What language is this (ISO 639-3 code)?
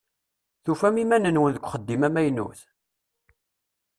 kab